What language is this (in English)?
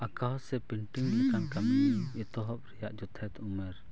Santali